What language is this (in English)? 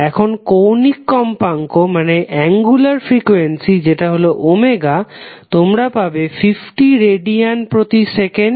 Bangla